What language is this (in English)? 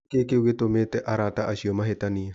Kikuyu